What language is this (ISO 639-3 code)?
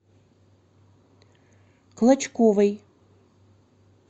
rus